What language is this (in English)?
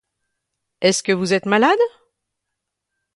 French